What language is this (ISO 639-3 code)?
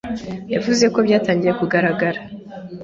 kin